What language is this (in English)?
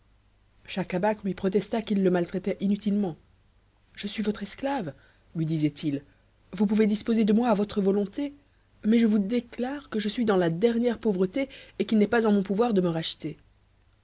French